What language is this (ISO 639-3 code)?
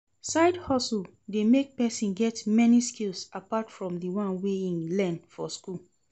pcm